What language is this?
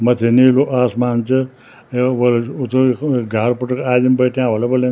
Garhwali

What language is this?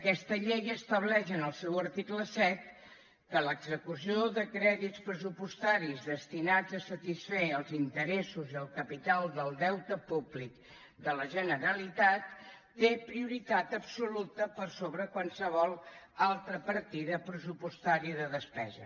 Catalan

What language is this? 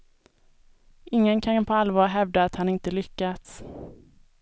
Swedish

